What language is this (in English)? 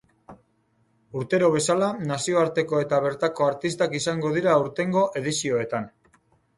Basque